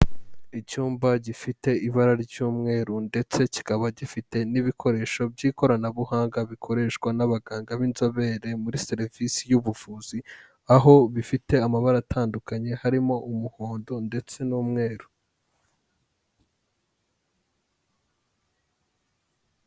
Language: Kinyarwanda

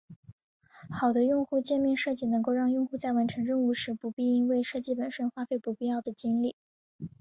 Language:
Chinese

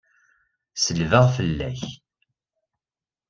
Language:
Kabyle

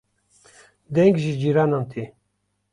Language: Kurdish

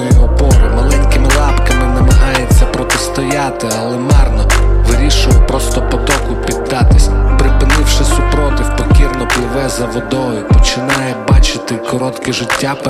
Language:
Ukrainian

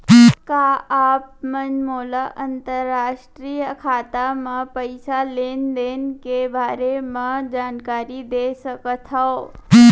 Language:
Chhattisgarhi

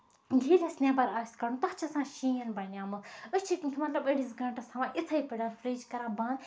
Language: Kashmiri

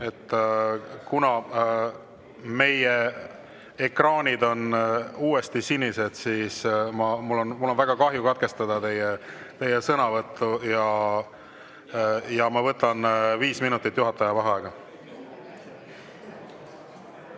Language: Estonian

